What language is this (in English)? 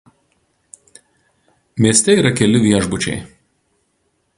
Lithuanian